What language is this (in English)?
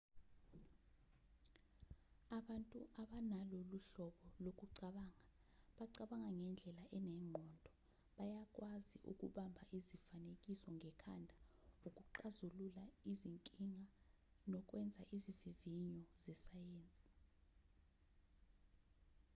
Zulu